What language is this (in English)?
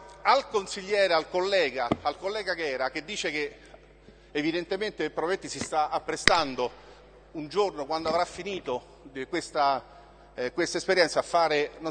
Italian